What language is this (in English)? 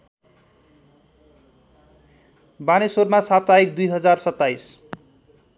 Nepali